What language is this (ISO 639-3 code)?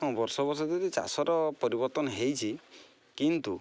ori